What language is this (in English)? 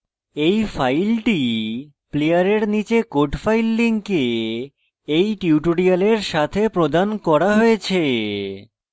Bangla